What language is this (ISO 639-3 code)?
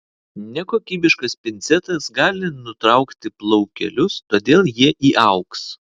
lit